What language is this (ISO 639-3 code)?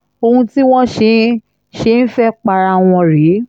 yor